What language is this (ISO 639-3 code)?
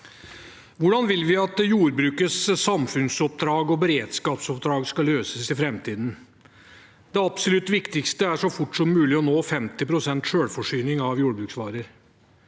nor